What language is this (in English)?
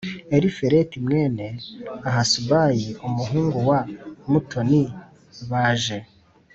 Kinyarwanda